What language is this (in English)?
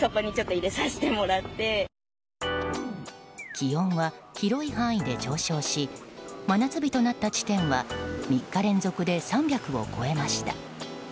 Japanese